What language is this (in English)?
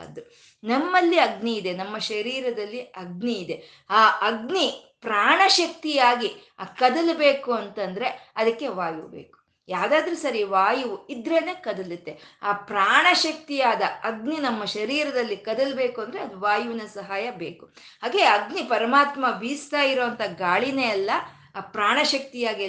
Kannada